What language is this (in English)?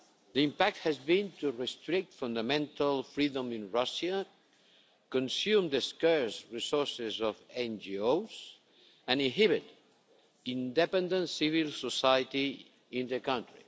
English